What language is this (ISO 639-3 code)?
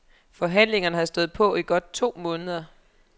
dan